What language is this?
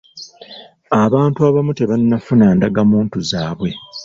Ganda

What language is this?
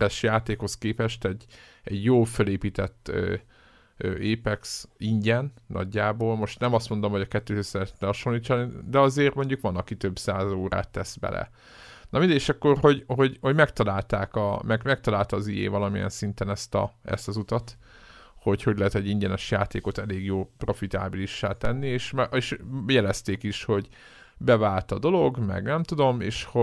Hungarian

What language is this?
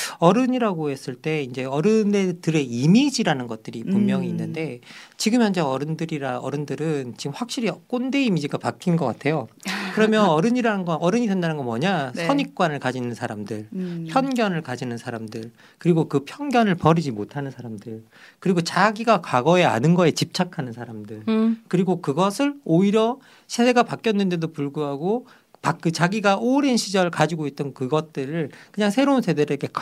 Korean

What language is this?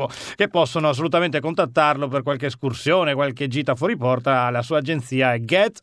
Italian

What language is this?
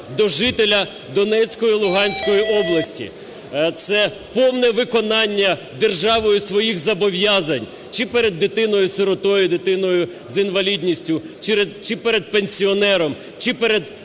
Ukrainian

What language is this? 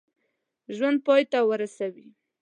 Pashto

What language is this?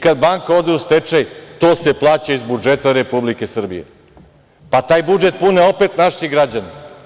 Serbian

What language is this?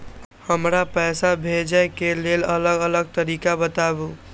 Maithili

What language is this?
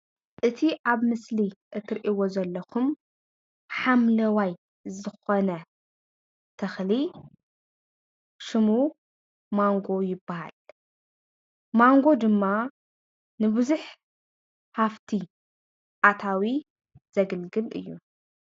Tigrinya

